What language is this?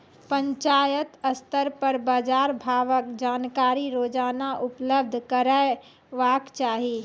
Maithili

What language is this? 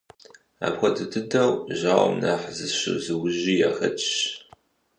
Kabardian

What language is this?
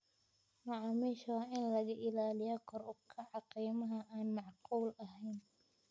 Somali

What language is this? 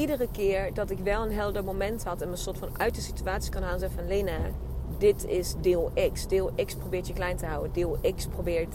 Dutch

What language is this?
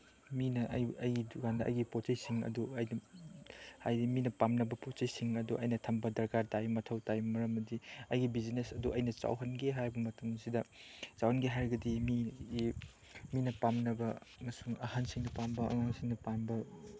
Manipuri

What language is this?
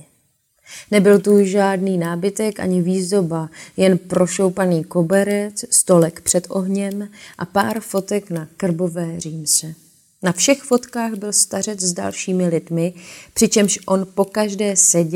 Czech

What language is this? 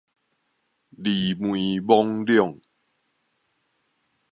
Min Nan Chinese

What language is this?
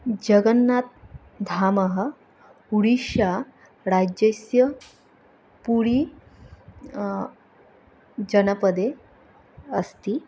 Sanskrit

